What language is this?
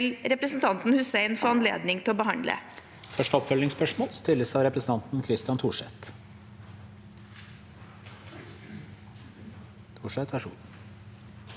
Norwegian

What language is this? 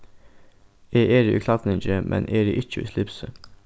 Faroese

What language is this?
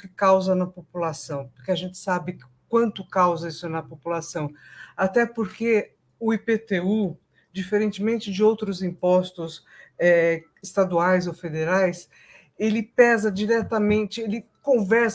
Portuguese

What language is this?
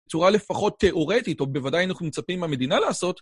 Hebrew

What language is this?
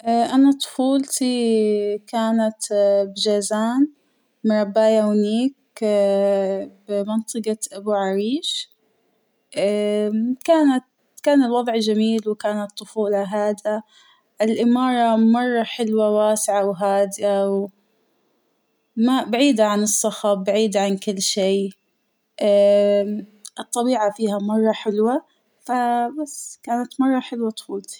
Hijazi Arabic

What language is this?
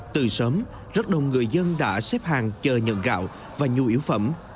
Vietnamese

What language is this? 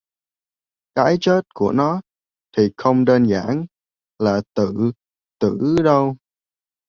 Vietnamese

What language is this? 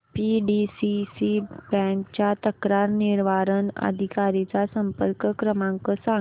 Marathi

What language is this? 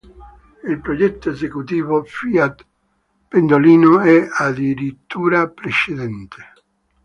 Italian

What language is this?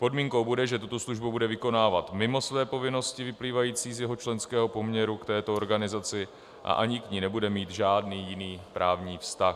Czech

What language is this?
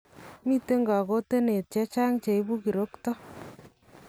Kalenjin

